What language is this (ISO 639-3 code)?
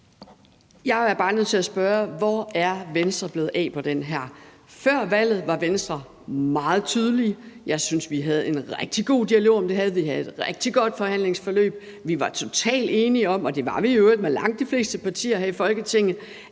dan